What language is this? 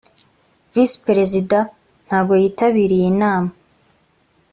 Kinyarwanda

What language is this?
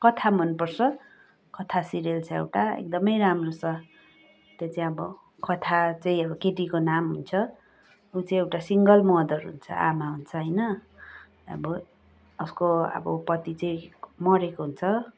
Nepali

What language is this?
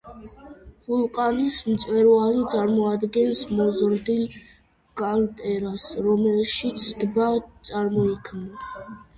Georgian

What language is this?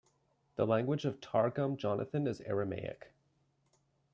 English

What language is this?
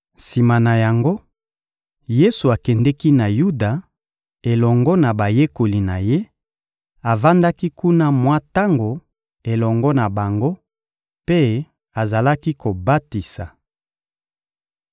Lingala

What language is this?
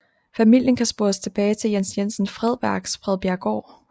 Danish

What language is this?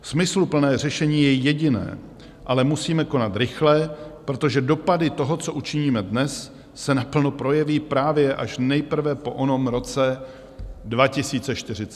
Czech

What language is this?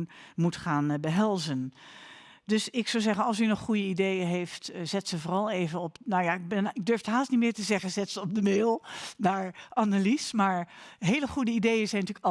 Dutch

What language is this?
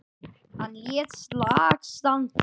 Icelandic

